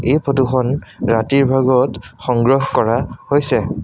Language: Assamese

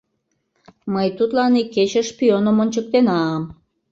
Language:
Mari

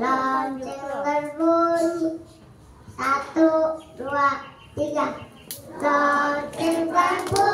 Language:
Indonesian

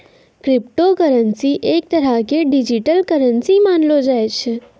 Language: Maithili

